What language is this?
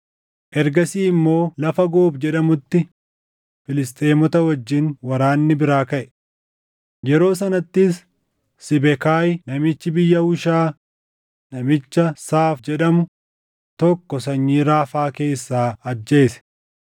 Oromo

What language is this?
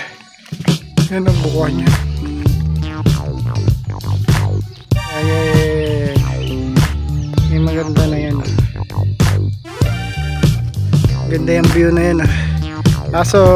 Filipino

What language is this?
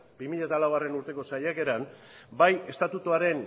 Basque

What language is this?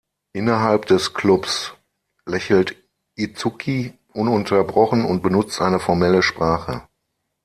German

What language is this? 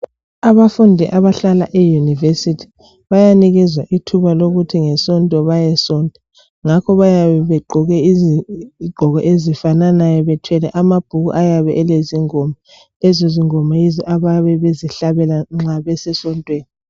North Ndebele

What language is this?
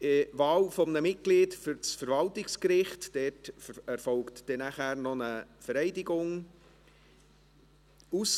Swiss German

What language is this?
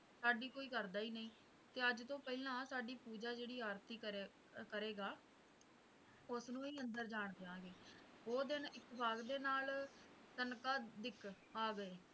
Punjabi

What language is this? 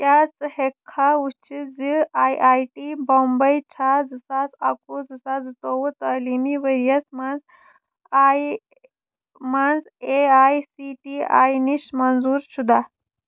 Kashmiri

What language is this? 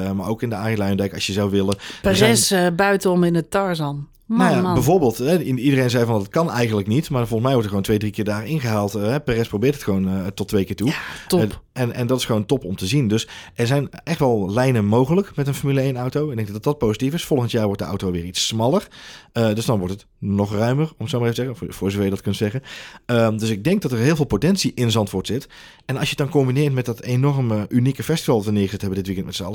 Dutch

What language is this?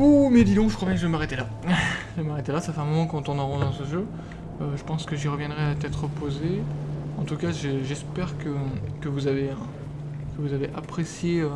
French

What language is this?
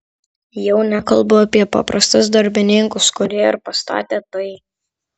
Lithuanian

